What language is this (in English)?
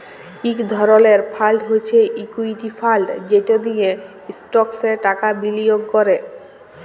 Bangla